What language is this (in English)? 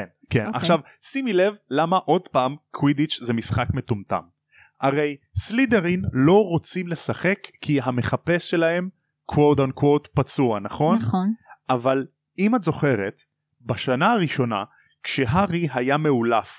Hebrew